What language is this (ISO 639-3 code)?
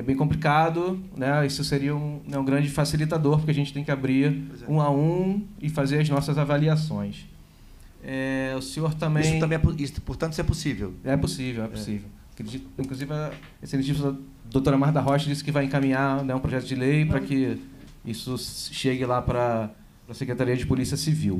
por